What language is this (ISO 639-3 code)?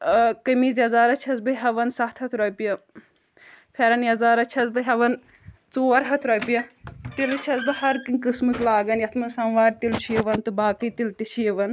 kas